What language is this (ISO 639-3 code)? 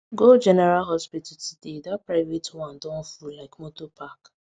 pcm